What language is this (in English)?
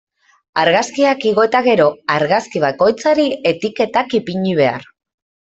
Basque